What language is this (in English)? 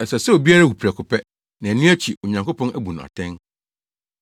Akan